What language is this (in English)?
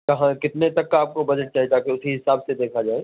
Urdu